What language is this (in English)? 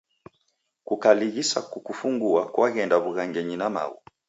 Taita